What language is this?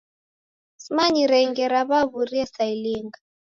Taita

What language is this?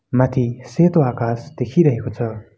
Nepali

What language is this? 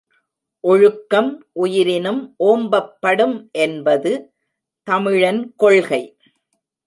Tamil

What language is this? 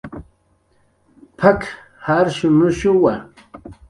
Jaqaru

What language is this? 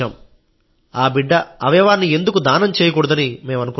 Telugu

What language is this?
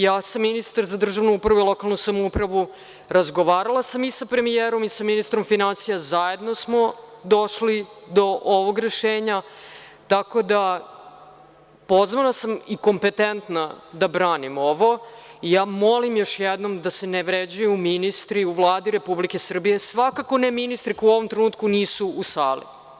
Serbian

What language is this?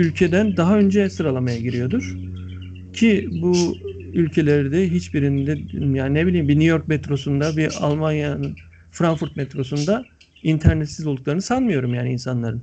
Turkish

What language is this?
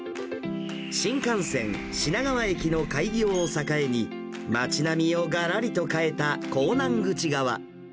Japanese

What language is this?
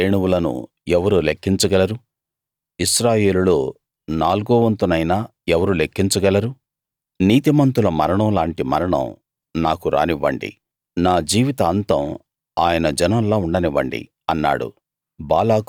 Telugu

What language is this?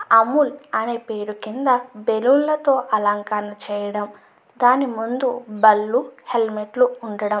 Telugu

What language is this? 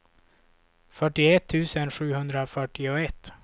Swedish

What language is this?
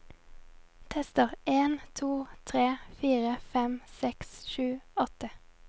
Norwegian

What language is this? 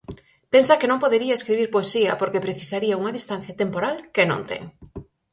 Galician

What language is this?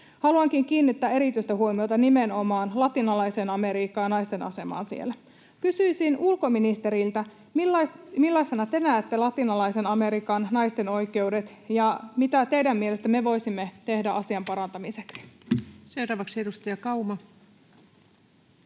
Finnish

